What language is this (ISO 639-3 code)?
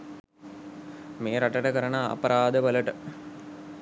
sin